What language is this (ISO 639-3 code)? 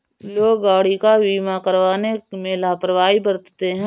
hin